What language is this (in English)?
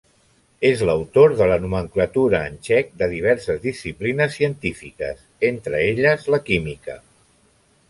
Catalan